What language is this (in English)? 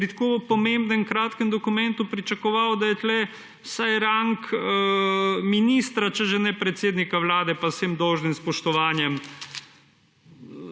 Slovenian